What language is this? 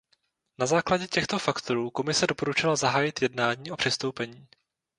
Czech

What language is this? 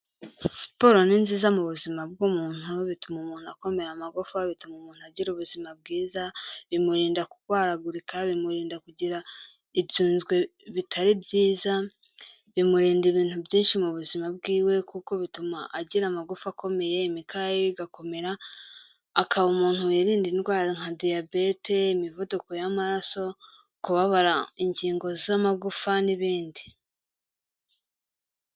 Kinyarwanda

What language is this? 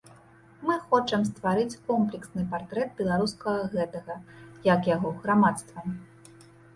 Belarusian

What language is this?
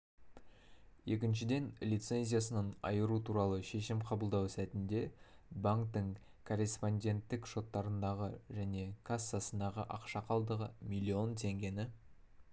Kazakh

